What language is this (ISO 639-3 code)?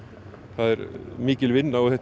isl